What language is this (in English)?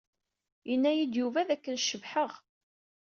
Kabyle